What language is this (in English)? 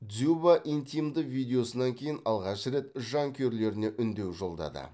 Kazakh